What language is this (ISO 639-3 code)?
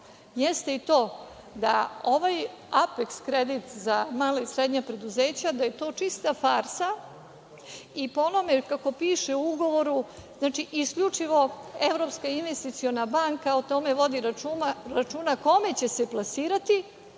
srp